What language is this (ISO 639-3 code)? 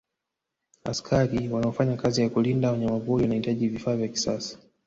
swa